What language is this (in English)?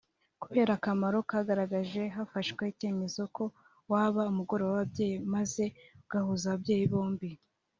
Kinyarwanda